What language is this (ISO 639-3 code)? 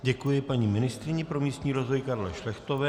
ces